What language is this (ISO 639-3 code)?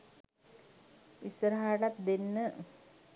sin